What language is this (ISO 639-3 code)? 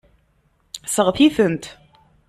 kab